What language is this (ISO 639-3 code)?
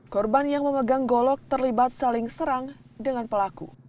ind